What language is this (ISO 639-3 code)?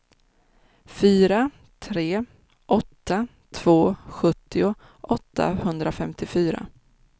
swe